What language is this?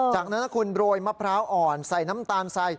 Thai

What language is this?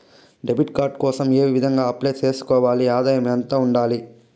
Telugu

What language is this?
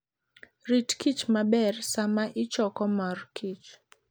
Luo (Kenya and Tanzania)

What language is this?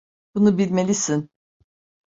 Turkish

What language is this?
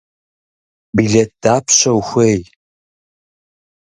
Kabardian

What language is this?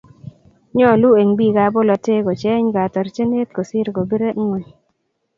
Kalenjin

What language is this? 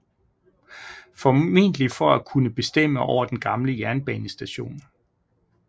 Danish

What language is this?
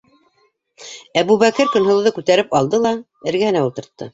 Bashkir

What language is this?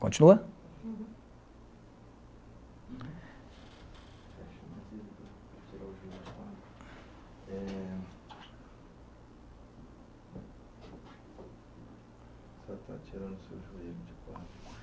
Portuguese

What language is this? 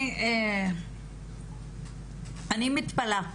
Hebrew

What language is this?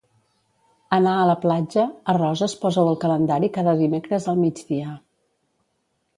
Catalan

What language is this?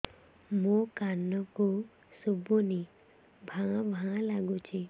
Odia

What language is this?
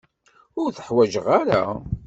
Kabyle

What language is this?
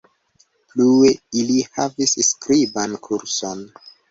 Esperanto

